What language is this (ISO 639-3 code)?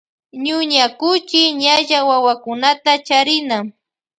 qvj